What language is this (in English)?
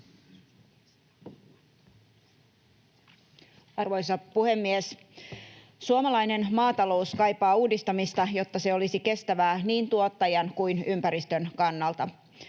Finnish